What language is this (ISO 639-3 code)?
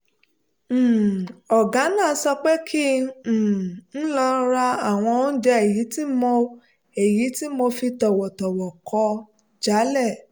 yor